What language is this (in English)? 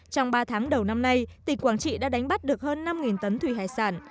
Vietnamese